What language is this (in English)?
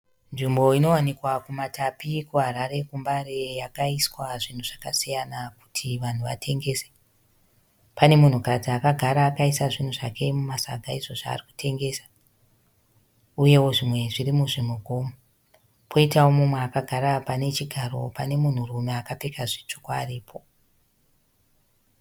Shona